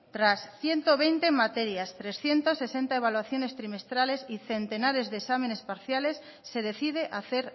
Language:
Spanish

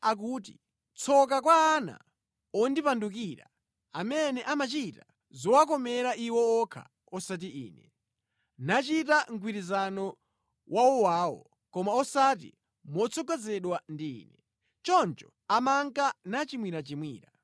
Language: Nyanja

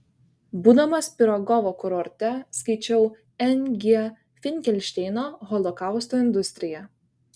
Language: Lithuanian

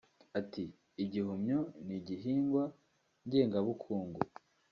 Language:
Kinyarwanda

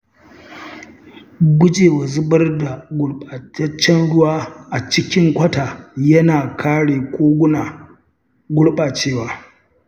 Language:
Hausa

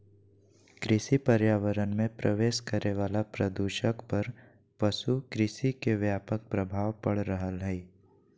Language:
Magahi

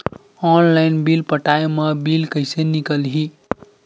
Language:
Chhattisgarhi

